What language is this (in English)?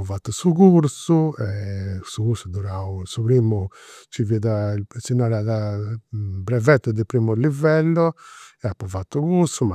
Campidanese Sardinian